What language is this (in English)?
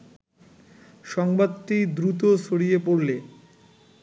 Bangla